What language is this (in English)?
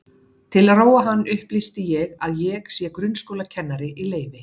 Icelandic